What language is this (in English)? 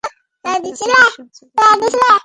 Bangla